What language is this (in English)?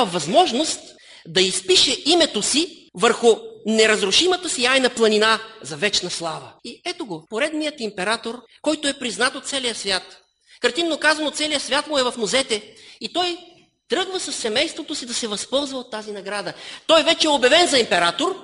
Bulgarian